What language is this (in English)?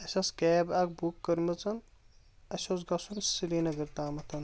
Kashmiri